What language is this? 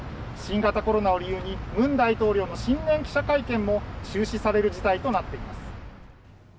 Japanese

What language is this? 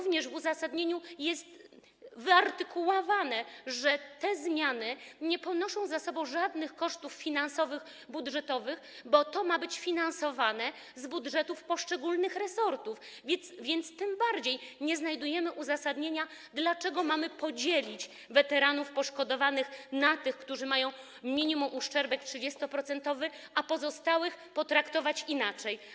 Polish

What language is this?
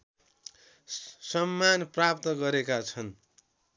Nepali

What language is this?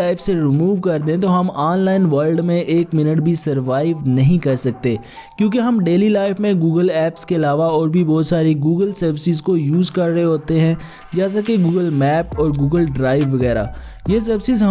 Urdu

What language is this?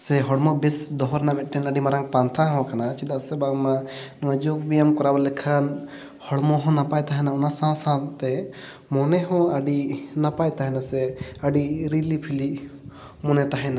Santali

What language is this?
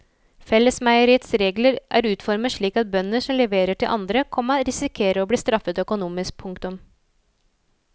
Norwegian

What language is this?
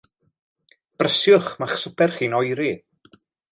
Welsh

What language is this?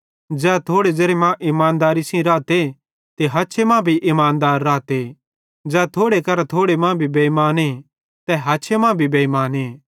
Bhadrawahi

